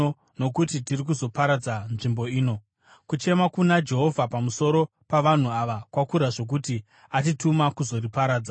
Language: Shona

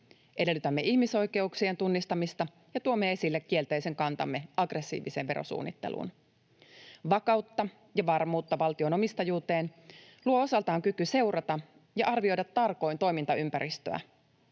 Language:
Finnish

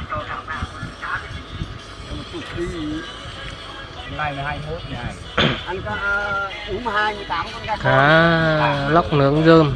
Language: Vietnamese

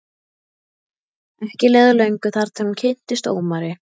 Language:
Icelandic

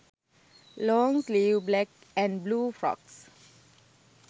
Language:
Sinhala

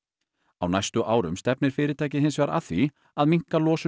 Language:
Icelandic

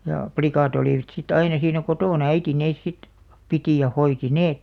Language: Finnish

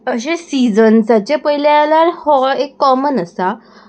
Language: Konkani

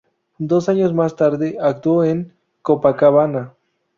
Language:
Spanish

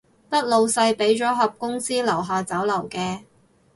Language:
Cantonese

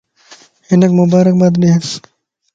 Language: Lasi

